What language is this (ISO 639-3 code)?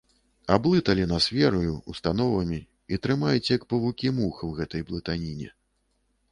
bel